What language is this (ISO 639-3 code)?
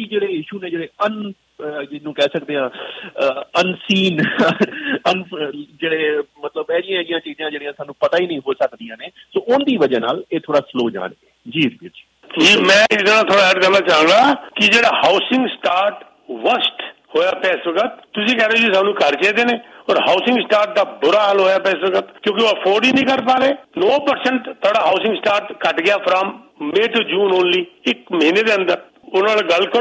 pan